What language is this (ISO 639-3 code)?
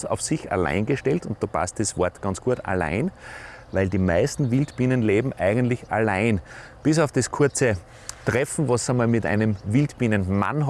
deu